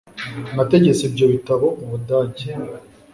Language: Kinyarwanda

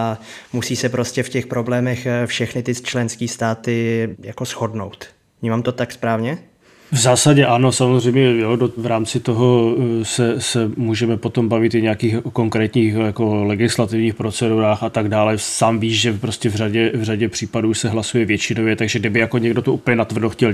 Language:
Czech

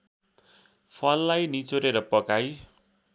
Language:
Nepali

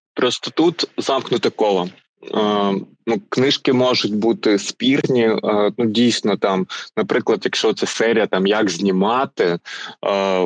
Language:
Ukrainian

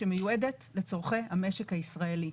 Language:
Hebrew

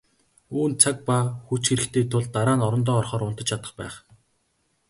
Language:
Mongolian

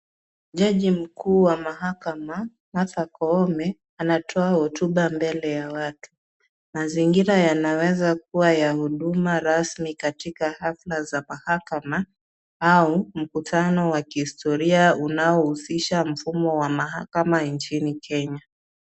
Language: Swahili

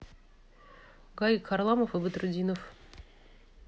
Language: Russian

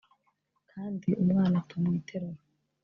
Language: Kinyarwanda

